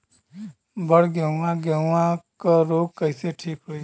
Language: Bhojpuri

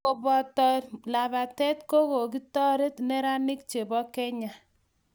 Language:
Kalenjin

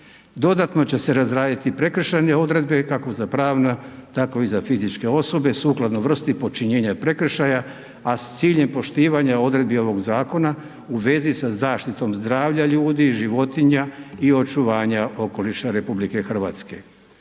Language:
Croatian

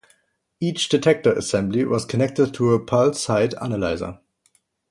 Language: English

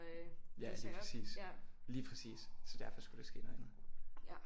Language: Danish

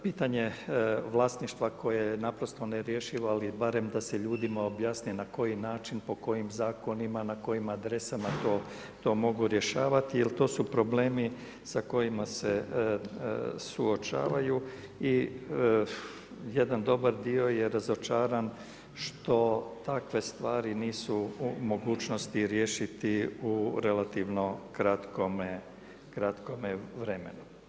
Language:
Croatian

